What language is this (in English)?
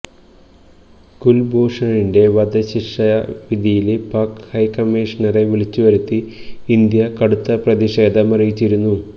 Malayalam